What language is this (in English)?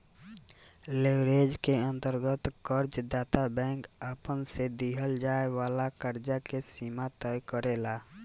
Bhojpuri